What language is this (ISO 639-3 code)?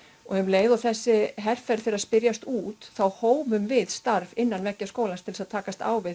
isl